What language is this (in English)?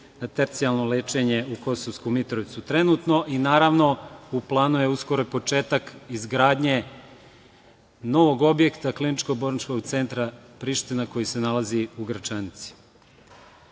Serbian